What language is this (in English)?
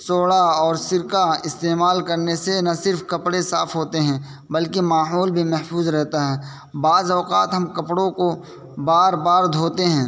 Urdu